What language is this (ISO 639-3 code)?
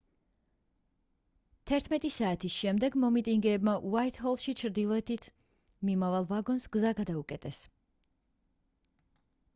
kat